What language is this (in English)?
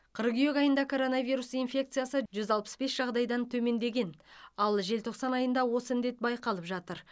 Kazakh